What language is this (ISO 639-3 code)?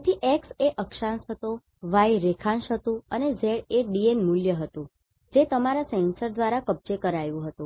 guj